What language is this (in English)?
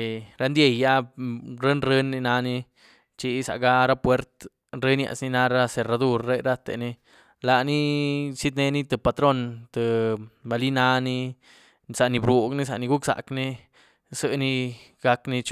Güilá Zapotec